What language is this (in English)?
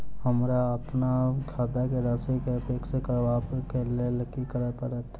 Maithili